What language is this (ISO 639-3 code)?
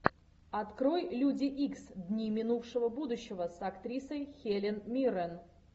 rus